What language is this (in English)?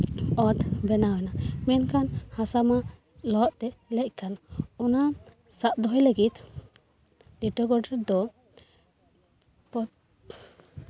Santali